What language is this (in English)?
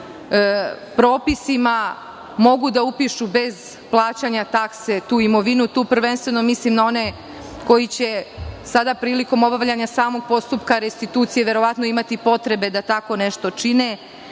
Serbian